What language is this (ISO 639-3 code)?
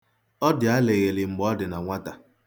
ibo